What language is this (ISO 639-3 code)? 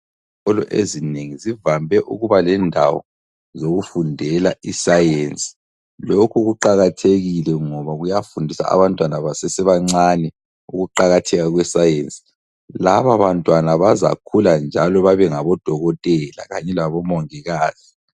nde